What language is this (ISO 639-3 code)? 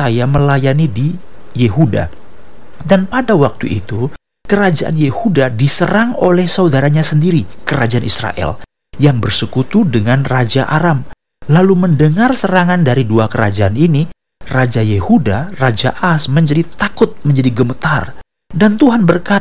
ind